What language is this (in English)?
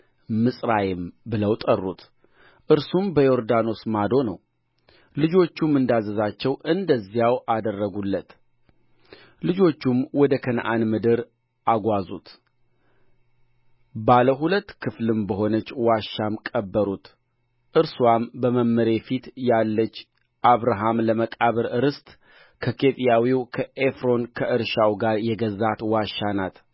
Amharic